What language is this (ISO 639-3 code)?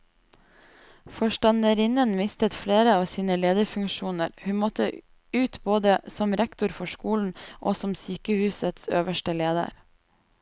nor